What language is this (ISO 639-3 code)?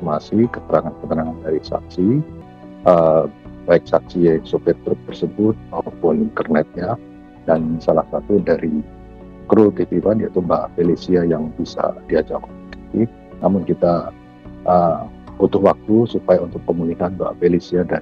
ind